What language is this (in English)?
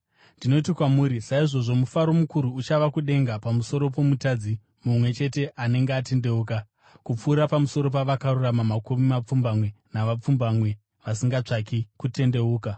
Shona